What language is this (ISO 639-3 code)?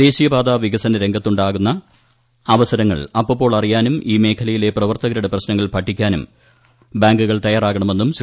mal